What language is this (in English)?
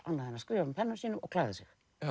Icelandic